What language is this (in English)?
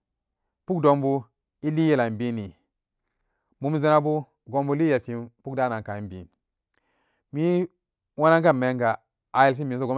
Samba Daka